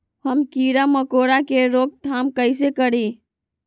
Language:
Magahi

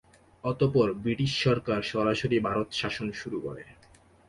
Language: Bangla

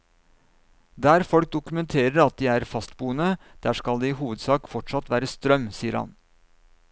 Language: Norwegian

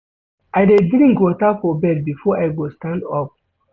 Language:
Nigerian Pidgin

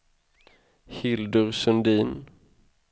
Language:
Swedish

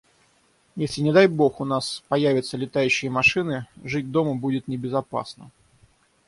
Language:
Russian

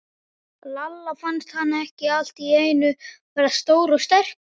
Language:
Icelandic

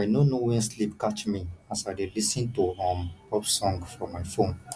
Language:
Nigerian Pidgin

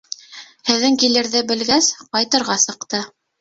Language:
Bashkir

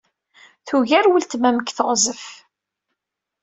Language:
Kabyle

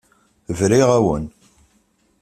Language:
Kabyle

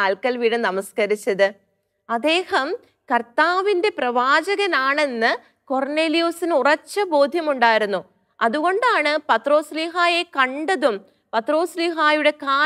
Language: Malayalam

